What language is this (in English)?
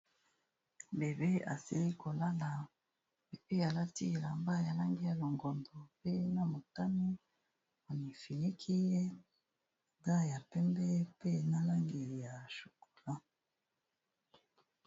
Lingala